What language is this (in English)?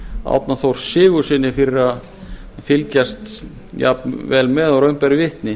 Icelandic